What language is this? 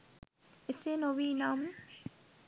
Sinhala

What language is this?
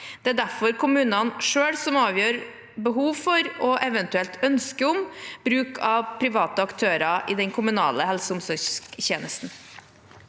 Norwegian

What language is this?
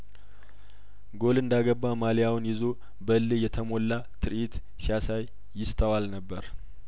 Amharic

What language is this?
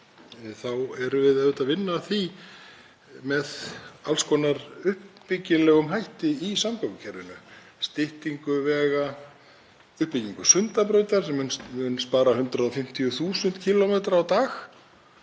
Icelandic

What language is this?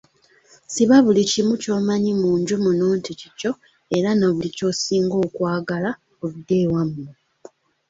Ganda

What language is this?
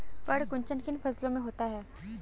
Hindi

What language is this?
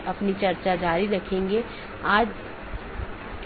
Hindi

